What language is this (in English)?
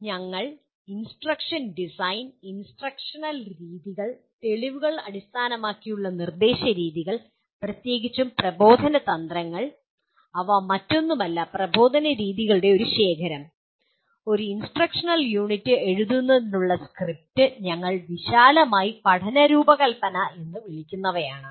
Malayalam